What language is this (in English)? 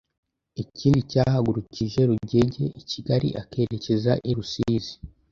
Kinyarwanda